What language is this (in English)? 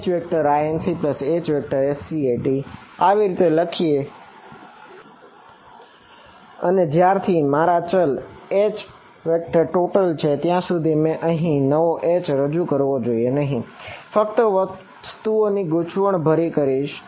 Gujarati